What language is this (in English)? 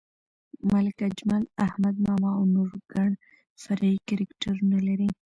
Pashto